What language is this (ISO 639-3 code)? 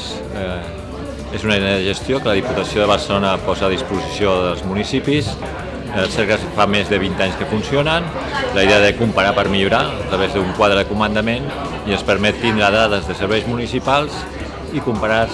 cat